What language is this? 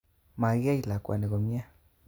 Kalenjin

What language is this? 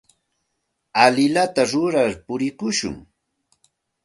Santa Ana de Tusi Pasco Quechua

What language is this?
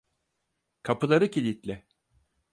Turkish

